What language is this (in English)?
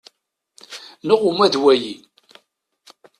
Kabyle